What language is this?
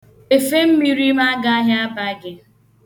Igbo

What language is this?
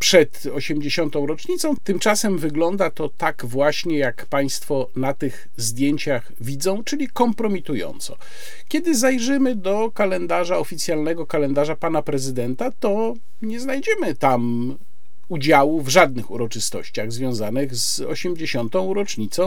Polish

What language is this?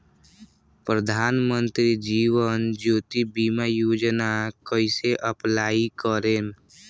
Bhojpuri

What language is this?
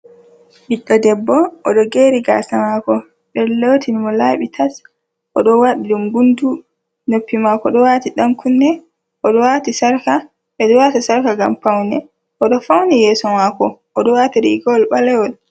Fula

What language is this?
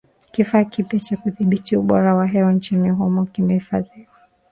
Swahili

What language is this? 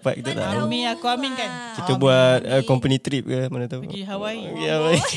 Malay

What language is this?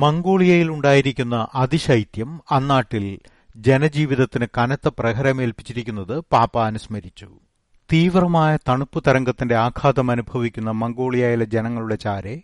Malayalam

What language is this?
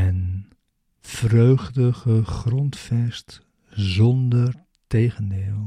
Dutch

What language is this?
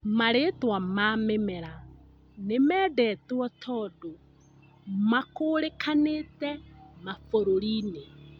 Kikuyu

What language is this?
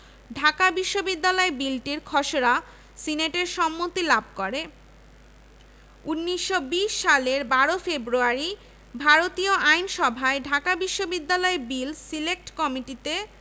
Bangla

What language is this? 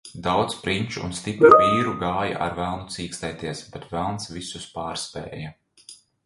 Latvian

